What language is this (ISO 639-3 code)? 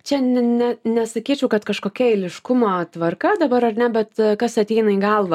lit